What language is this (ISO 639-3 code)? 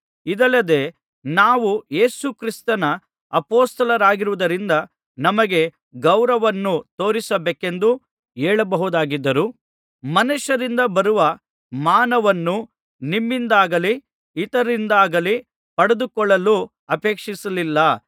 kan